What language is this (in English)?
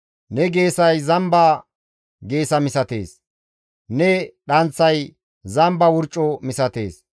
Gamo